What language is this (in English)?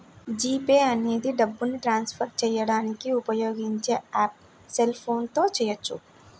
Telugu